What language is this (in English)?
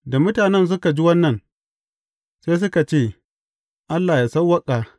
Hausa